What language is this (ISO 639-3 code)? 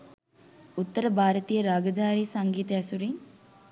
sin